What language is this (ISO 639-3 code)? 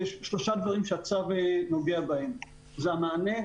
heb